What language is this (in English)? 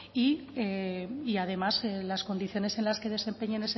Spanish